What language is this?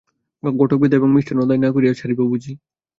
Bangla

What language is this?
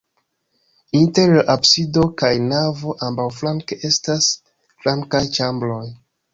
Esperanto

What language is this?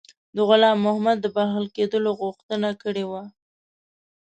Pashto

